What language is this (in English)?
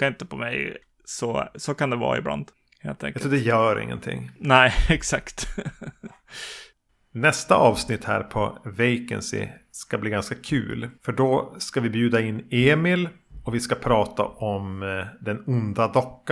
Swedish